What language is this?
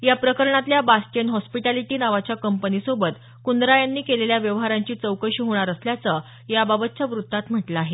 Marathi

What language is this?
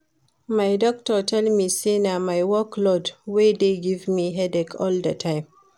Nigerian Pidgin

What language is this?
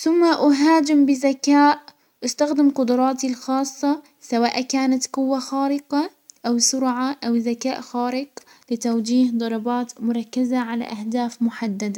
Hijazi Arabic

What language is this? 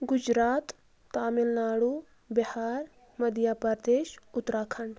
Kashmiri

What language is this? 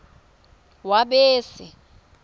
Swati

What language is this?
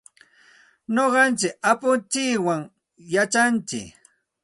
Santa Ana de Tusi Pasco Quechua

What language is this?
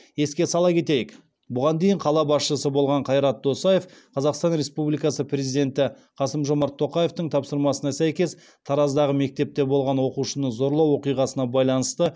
Kazakh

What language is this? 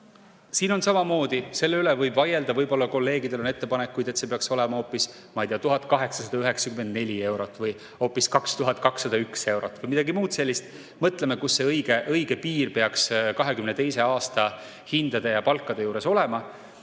Estonian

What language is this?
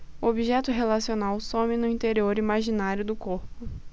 Portuguese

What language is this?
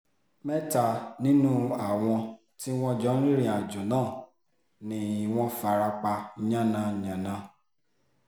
Yoruba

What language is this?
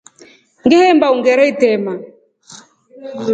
Rombo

